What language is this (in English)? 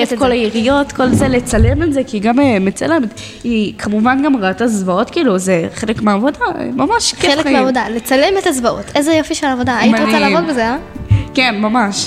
Hebrew